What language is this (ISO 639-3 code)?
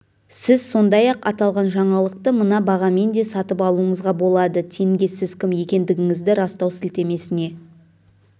kaz